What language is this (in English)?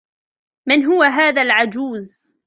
Arabic